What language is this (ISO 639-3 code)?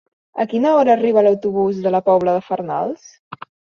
cat